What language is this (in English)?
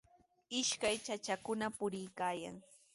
Sihuas Ancash Quechua